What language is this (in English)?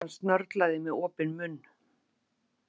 Icelandic